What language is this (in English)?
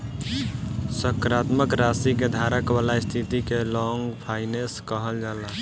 Bhojpuri